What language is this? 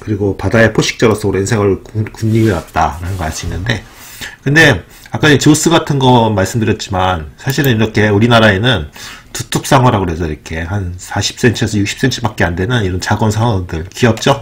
Korean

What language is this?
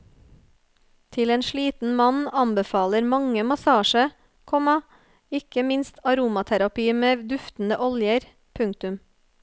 Norwegian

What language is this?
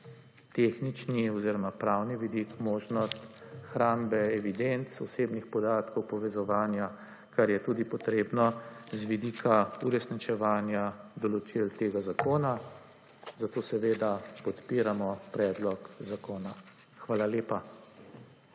Slovenian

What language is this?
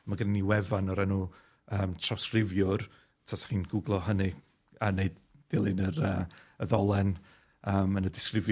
Welsh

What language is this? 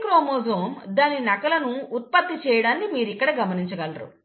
Telugu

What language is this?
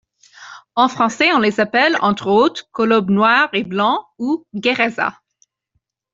French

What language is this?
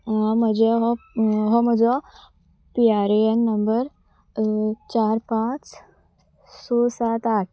Konkani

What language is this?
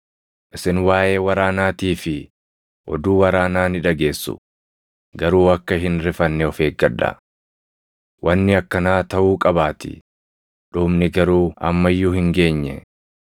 Oromo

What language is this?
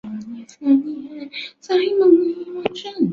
Chinese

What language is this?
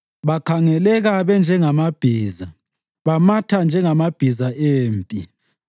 North Ndebele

